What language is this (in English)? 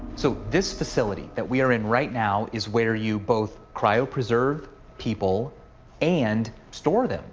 English